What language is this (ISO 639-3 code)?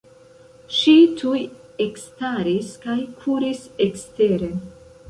epo